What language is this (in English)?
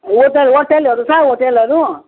Nepali